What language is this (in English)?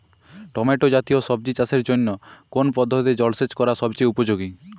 Bangla